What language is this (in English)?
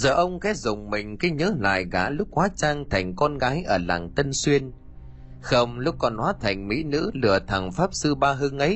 Vietnamese